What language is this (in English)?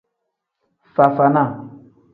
Tem